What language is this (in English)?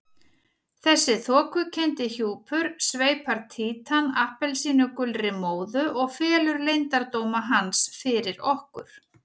Icelandic